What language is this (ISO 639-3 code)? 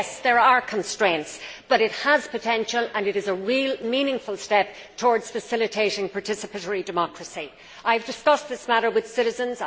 eng